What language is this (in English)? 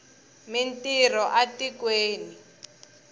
Tsonga